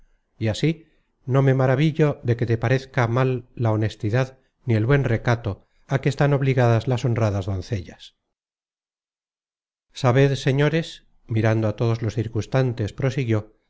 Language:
Spanish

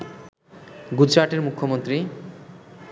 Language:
Bangla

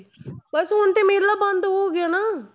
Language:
Punjabi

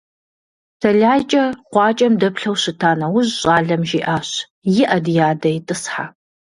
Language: Kabardian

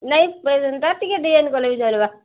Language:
Odia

